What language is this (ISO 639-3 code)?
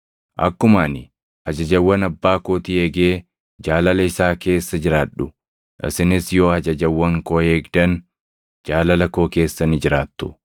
orm